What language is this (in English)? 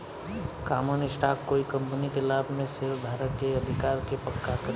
Bhojpuri